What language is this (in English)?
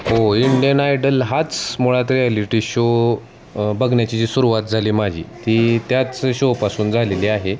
Marathi